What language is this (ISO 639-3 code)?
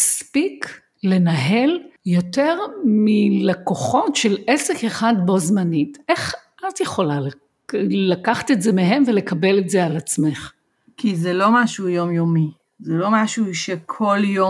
heb